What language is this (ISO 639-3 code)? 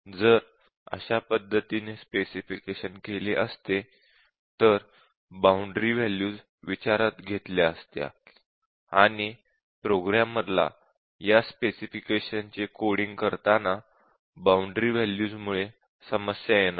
mar